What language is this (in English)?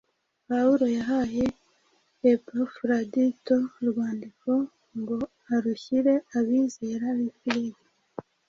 Kinyarwanda